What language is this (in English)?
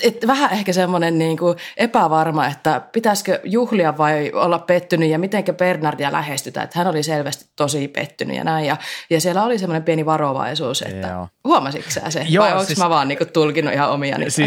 Finnish